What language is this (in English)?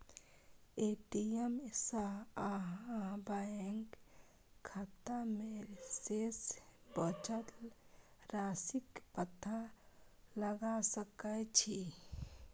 Maithili